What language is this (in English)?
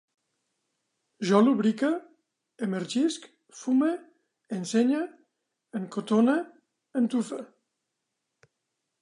Catalan